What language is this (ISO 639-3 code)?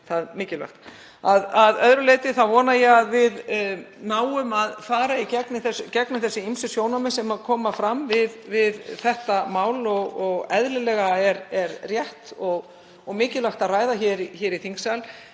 isl